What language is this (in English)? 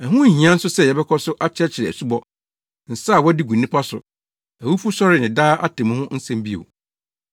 Akan